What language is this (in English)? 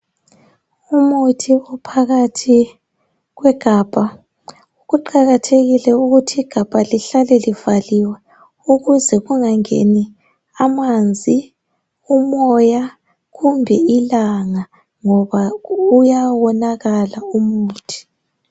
North Ndebele